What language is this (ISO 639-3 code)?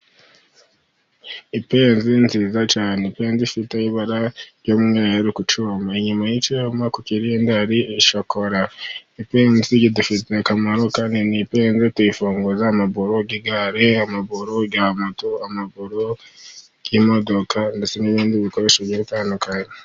kin